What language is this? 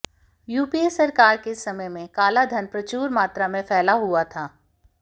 Hindi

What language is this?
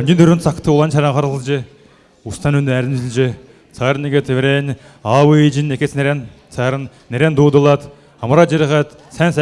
Turkish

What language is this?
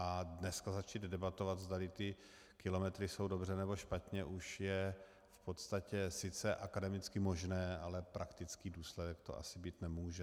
Czech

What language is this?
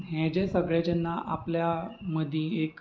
Konkani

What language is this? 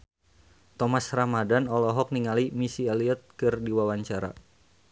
Sundanese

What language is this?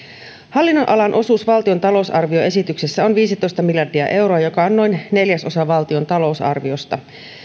Finnish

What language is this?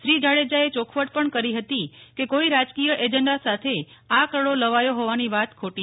Gujarati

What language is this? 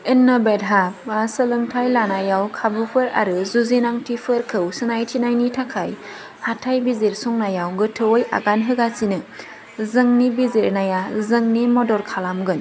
Bodo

